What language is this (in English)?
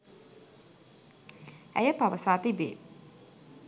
Sinhala